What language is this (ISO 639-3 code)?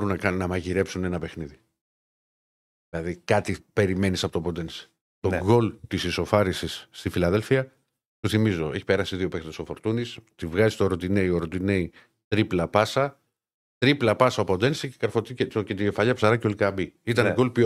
ell